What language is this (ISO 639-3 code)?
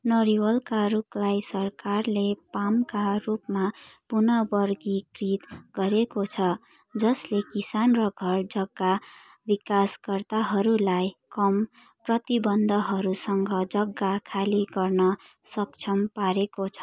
nep